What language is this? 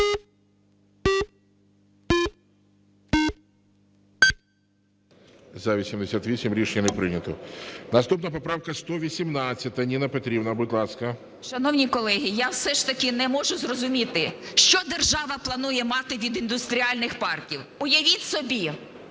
Ukrainian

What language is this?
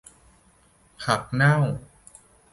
Thai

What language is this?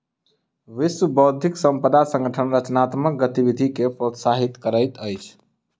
Maithili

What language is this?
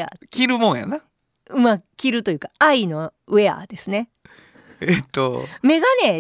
Japanese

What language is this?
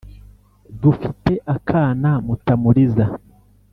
Kinyarwanda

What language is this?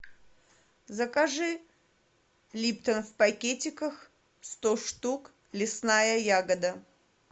Russian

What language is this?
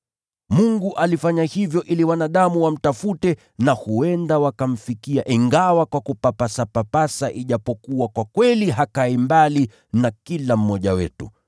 Swahili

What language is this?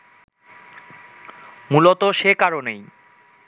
Bangla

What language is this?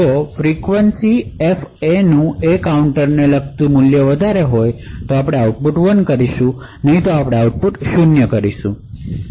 Gujarati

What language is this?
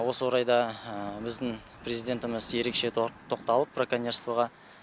Kazakh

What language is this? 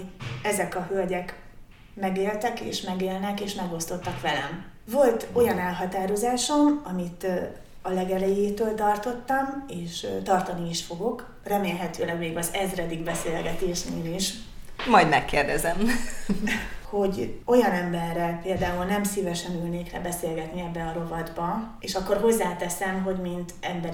Hungarian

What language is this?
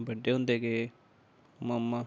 Dogri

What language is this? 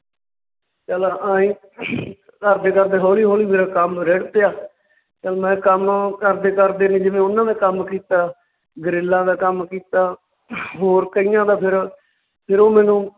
Punjabi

